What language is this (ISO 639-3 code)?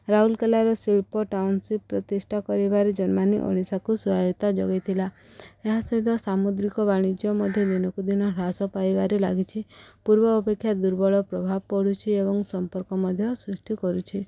ori